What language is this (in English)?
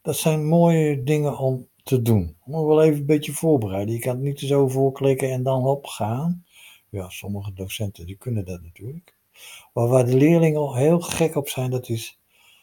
Dutch